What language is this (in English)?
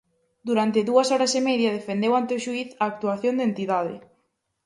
Galician